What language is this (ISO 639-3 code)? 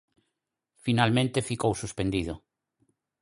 glg